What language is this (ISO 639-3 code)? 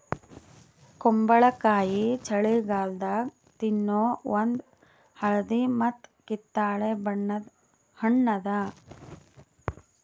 kan